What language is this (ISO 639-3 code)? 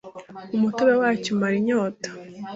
kin